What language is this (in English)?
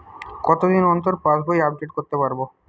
Bangla